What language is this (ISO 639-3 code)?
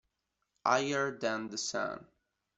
ita